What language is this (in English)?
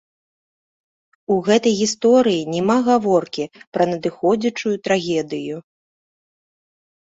Belarusian